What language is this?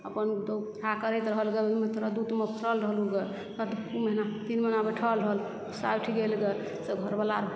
Maithili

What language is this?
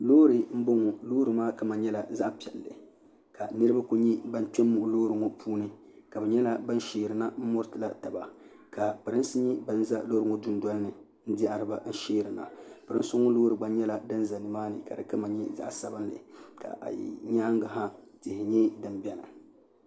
Dagbani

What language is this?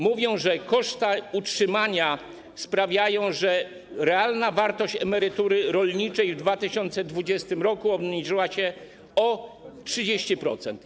Polish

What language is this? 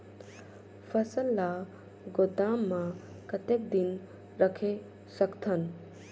Chhattisgarhi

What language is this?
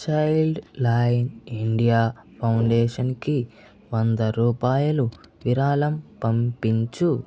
Telugu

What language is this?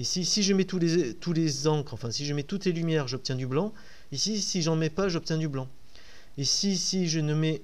French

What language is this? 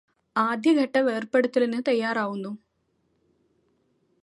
Malayalam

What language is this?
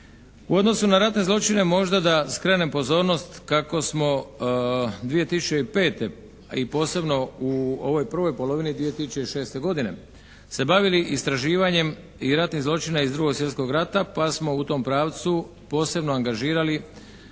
Croatian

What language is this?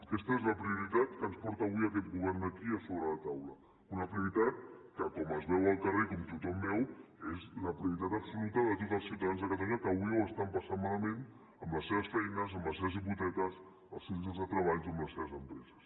Catalan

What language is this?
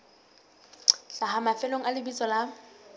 Southern Sotho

